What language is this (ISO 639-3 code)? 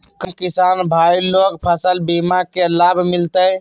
mag